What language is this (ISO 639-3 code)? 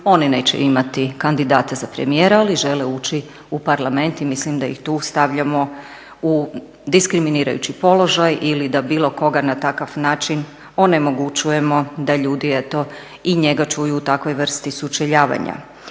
hrv